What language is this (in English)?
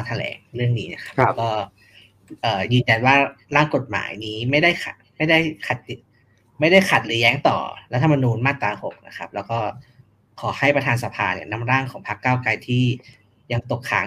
Thai